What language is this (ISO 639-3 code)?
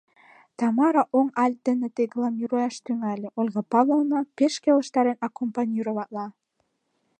chm